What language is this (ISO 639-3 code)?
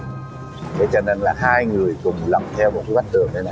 vie